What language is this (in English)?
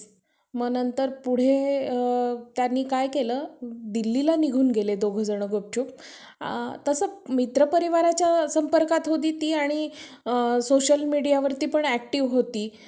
Marathi